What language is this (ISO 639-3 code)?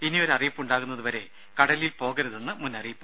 mal